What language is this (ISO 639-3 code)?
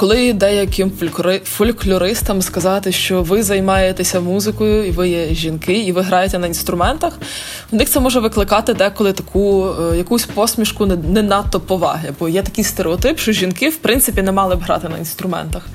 ukr